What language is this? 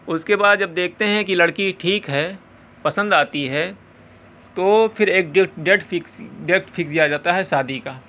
Urdu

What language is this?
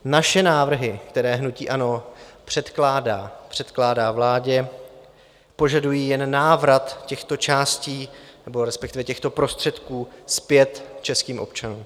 Czech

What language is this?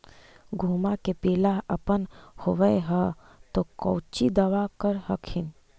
Magahi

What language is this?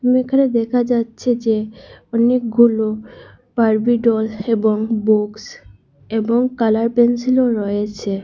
Bangla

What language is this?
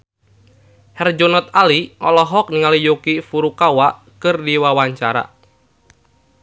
Sundanese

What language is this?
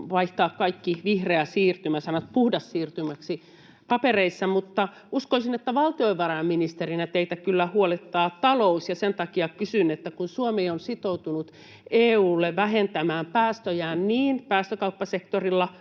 Finnish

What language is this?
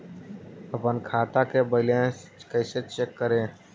Magahi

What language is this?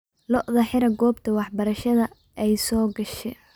Somali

